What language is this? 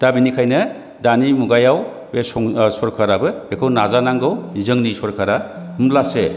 Bodo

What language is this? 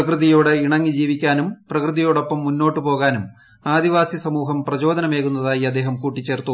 Malayalam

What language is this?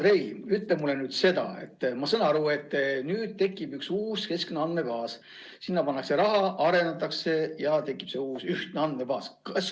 Estonian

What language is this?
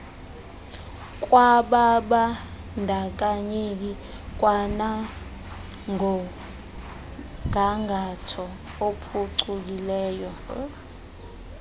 Xhosa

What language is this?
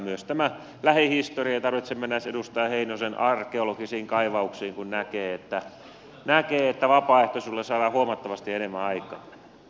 Finnish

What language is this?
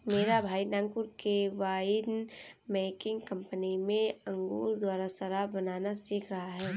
Hindi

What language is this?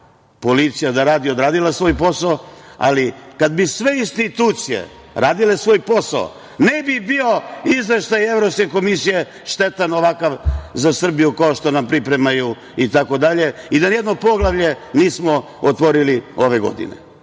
Serbian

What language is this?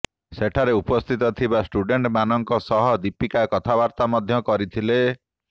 Odia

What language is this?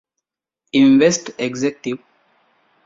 Divehi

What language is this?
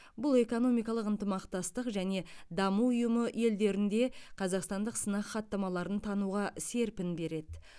Kazakh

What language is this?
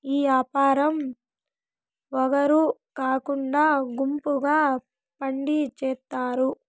Telugu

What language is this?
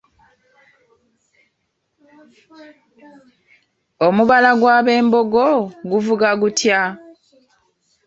Ganda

